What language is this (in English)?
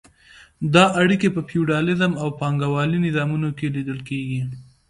Pashto